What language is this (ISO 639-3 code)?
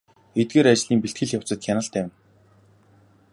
mon